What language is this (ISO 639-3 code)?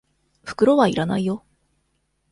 jpn